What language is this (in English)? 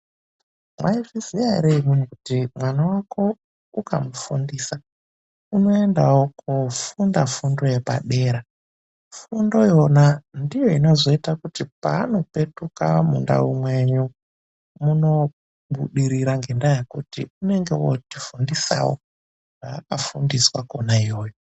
Ndau